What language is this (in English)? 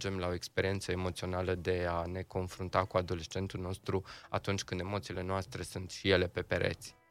Romanian